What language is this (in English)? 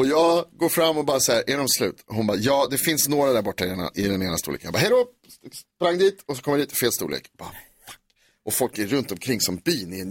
Swedish